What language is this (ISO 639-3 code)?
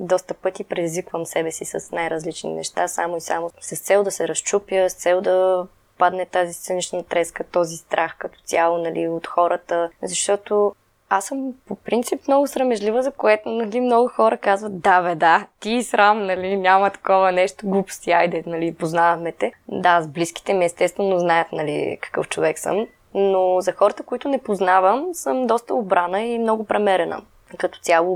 bul